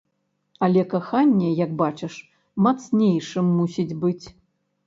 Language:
Belarusian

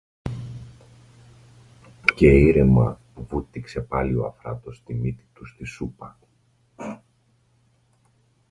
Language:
Greek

